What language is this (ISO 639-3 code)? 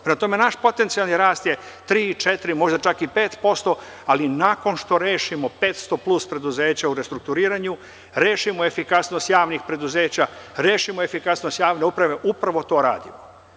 srp